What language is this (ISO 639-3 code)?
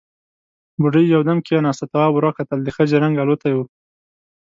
pus